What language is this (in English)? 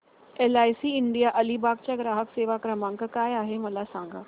Marathi